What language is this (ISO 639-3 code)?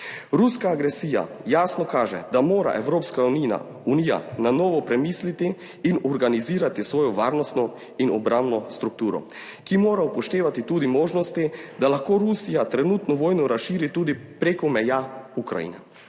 slv